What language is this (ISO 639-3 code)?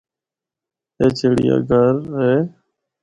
hno